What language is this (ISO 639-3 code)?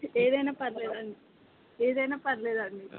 tel